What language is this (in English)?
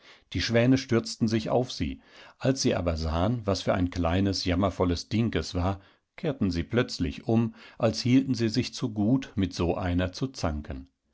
German